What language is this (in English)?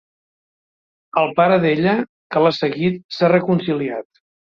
Catalan